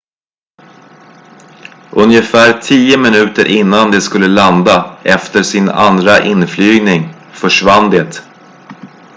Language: Swedish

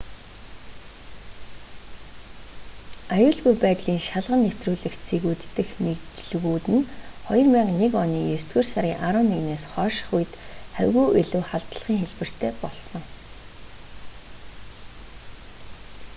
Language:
Mongolian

